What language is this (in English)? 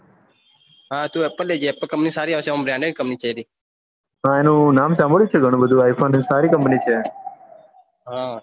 Gujarati